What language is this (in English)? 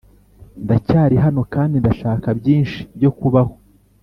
Kinyarwanda